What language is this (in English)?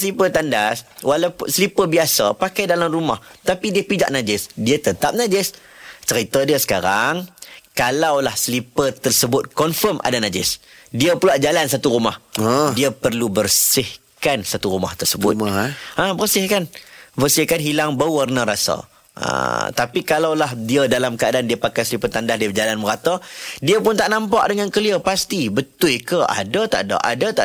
Malay